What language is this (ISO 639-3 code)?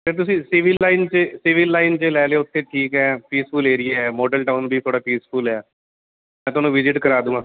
pan